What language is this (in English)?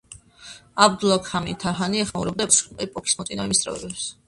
Georgian